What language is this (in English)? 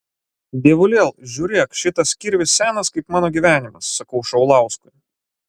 Lithuanian